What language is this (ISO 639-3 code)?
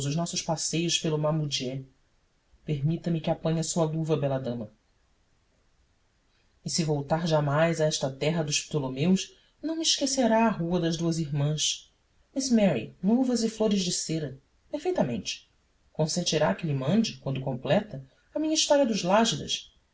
por